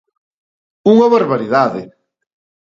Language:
Galician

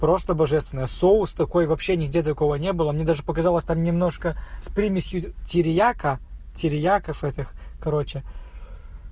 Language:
Russian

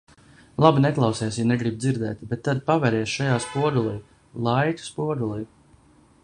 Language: Latvian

